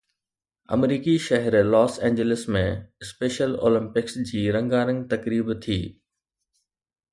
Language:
Sindhi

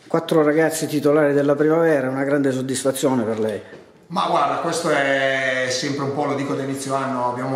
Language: Italian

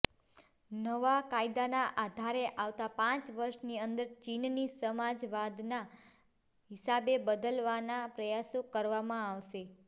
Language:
Gujarati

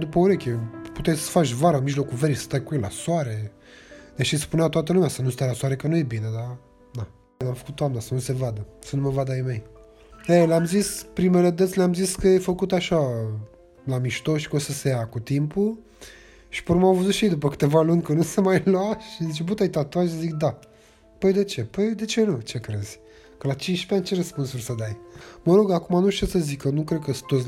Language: Romanian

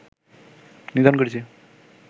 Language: Bangla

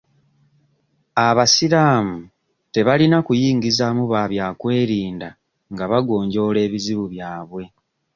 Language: Ganda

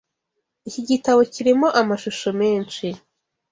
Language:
Kinyarwanda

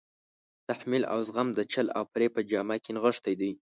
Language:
Pashto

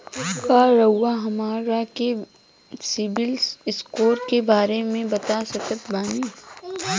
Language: Bhojpuri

